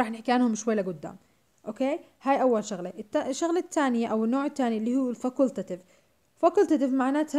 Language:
Arabic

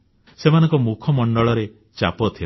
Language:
Odia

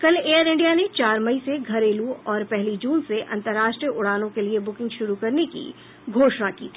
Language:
Hindi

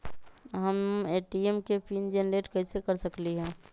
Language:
Magahi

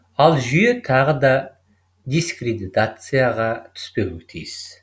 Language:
Kazakh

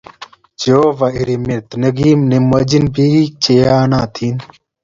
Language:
Kalenjin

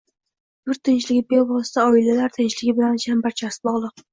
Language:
Uzbek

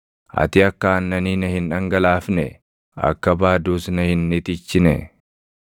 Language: Oromo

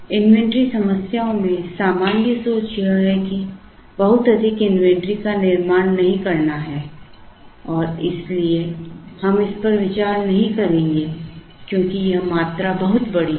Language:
Hindi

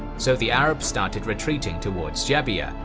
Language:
English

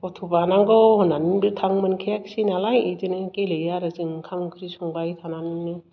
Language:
Bodo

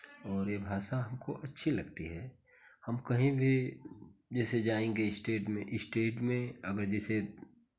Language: Hindi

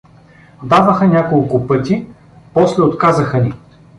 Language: Bulgarian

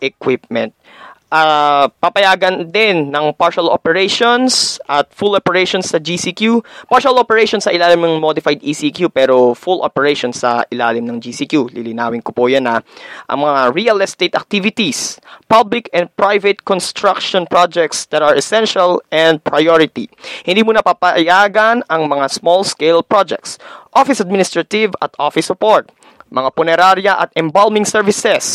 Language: Filipino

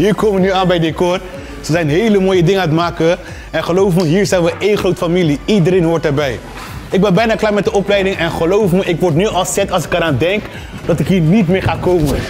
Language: Dutch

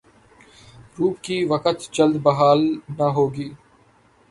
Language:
Urdu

